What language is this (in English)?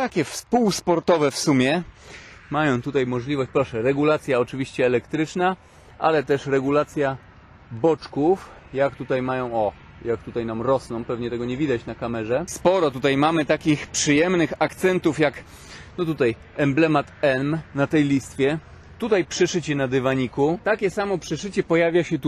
Polish